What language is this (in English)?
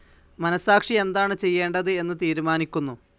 Malayalam